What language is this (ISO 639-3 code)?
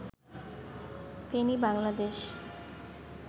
ben